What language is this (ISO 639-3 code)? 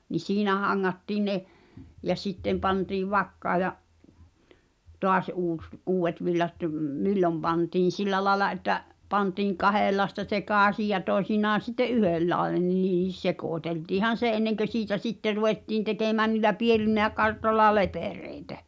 fin